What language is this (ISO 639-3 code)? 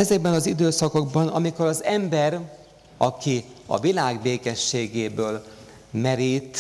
hun